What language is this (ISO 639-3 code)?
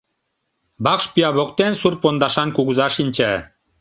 chm